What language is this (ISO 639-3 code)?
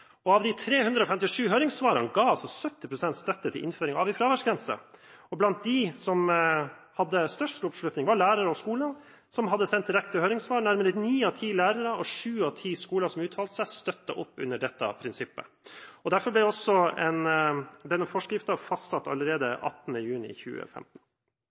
nob